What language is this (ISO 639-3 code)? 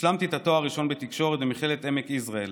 heb